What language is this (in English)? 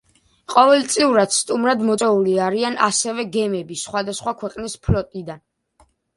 Georgian